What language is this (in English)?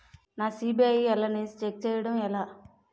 Telugu